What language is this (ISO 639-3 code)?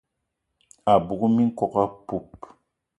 eto